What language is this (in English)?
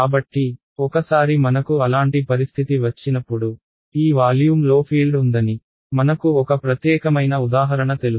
Telugu